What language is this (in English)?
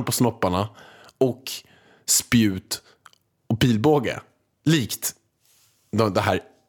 Swedish